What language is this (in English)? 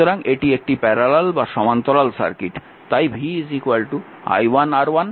Bangla